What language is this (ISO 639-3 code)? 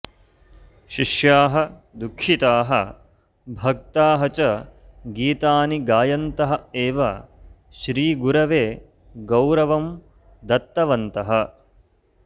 san